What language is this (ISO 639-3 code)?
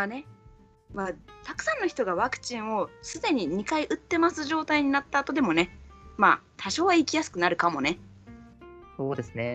jpn